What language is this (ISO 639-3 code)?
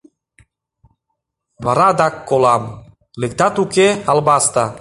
chm